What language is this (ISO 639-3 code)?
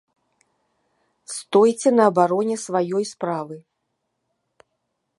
bel